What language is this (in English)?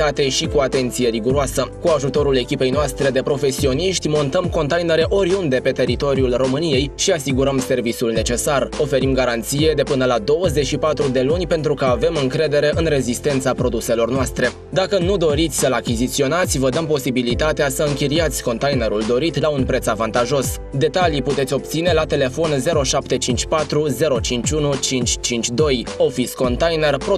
Romanian